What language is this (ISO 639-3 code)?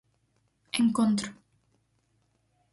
glg